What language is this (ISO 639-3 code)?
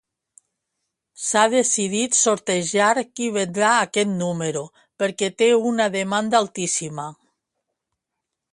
cat